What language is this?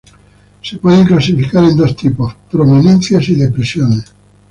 Spanish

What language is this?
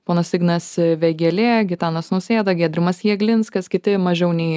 Lithuanian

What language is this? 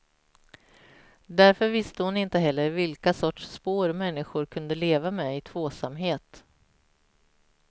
Swedish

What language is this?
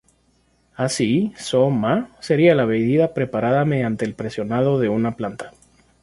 Spanish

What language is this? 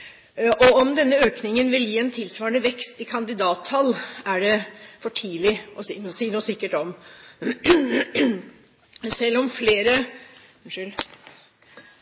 Norwegian Bokmål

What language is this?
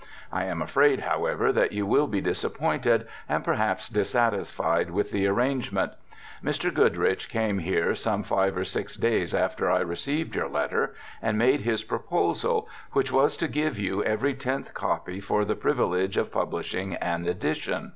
English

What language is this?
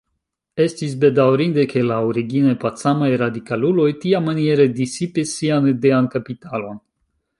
Esperanto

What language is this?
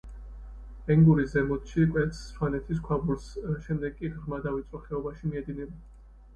Georgian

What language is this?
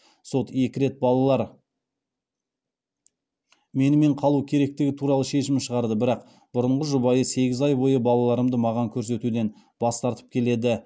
Kazakh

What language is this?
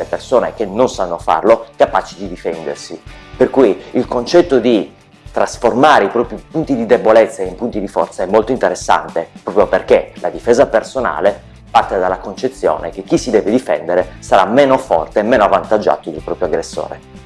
Italian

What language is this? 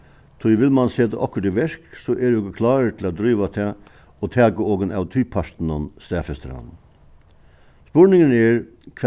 Faroese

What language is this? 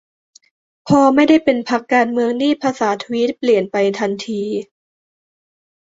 Thai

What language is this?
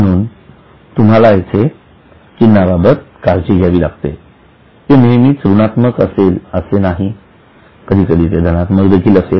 Marathi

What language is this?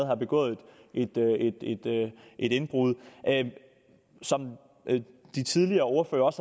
Danish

